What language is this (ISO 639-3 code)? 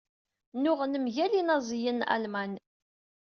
kab